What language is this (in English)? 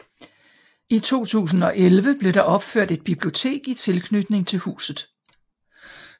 Danish